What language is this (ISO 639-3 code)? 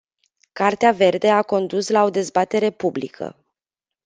ron